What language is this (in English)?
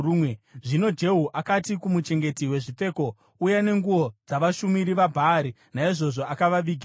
Shona